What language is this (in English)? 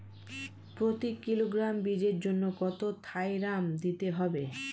Bangla